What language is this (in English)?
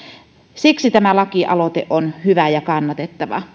Finnish